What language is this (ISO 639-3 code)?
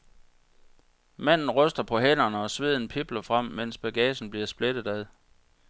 dan